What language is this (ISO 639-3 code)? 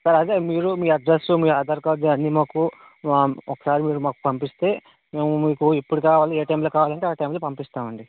tel